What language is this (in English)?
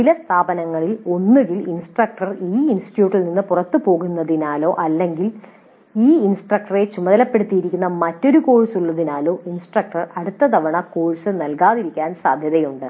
Malayalam